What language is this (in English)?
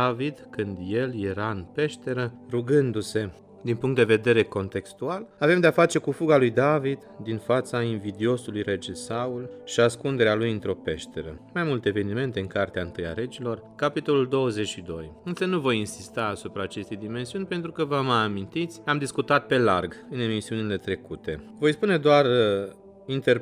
Romanian